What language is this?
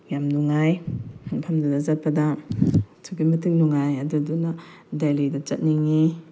Manipuri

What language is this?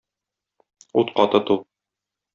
Tatar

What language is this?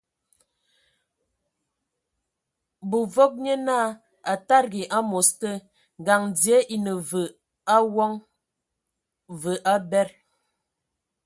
Ewondo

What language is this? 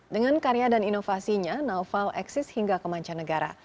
Indonesian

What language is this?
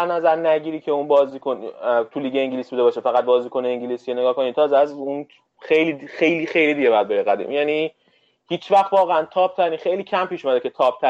Persian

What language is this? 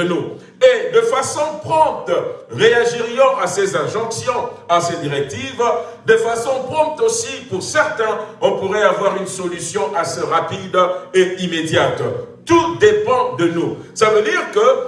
French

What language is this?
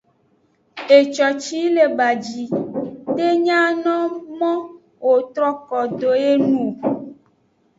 Aja (Benin)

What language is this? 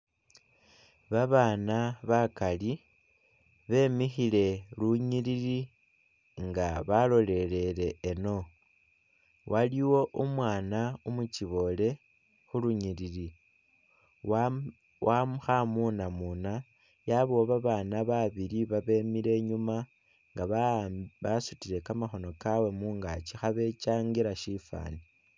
Masaaba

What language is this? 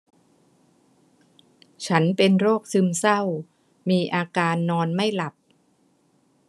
Thai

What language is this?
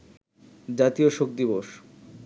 Bangla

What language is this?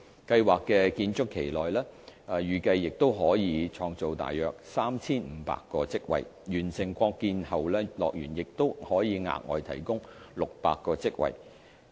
Cantonese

